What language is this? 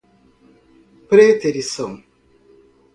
Portuguese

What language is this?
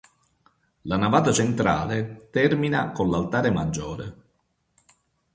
Italian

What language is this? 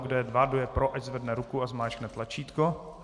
Czech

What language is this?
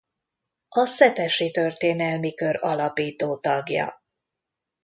Hungarian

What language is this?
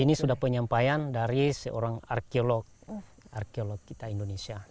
Indonesian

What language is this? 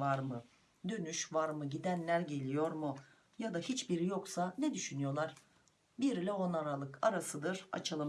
Turkish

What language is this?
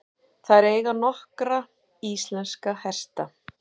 Icelandic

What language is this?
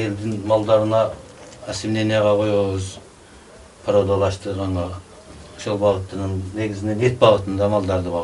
Turkish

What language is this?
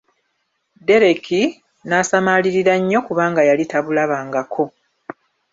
Ganda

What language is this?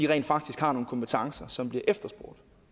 Danish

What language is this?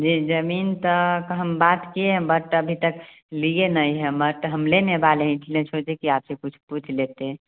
Hindi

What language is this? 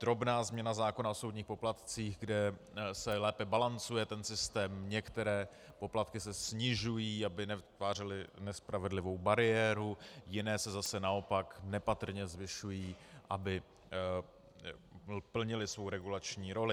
Czech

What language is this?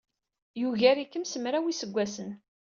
Kabyle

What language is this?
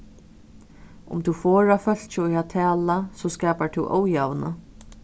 Faroese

